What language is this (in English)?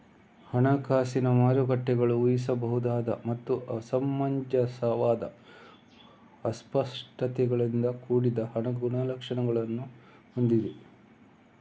Kannada